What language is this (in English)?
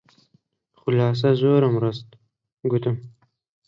Central Kurdish